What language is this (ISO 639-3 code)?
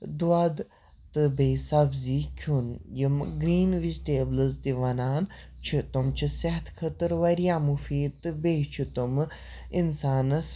kas